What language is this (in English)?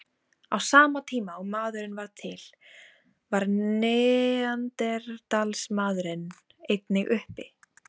Icelandic